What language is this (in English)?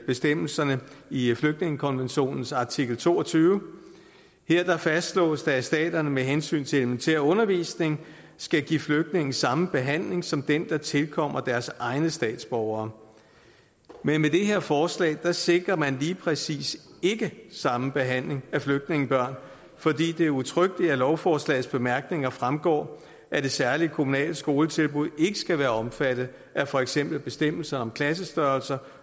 Danish